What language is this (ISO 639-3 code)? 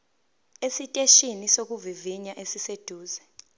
zul